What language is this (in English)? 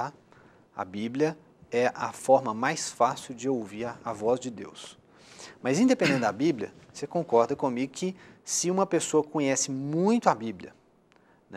Portuguese